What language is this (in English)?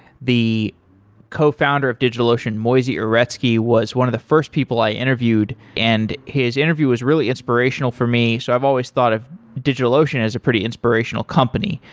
English